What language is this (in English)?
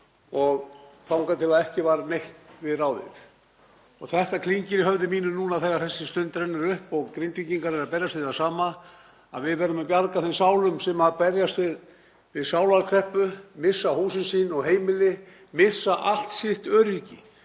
Icelandic